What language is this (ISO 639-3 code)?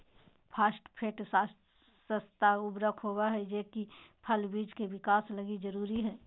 mag